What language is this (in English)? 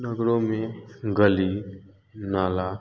Hindi